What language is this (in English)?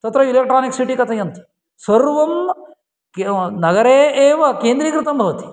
Sanskrit